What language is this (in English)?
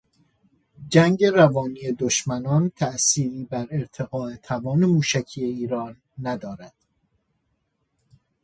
Persian